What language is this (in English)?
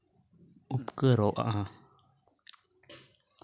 Santali